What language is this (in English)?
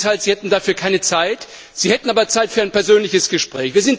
German